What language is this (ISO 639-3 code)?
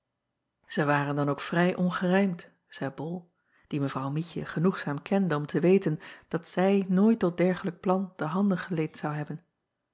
nld